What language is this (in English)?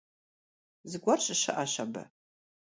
Kabardian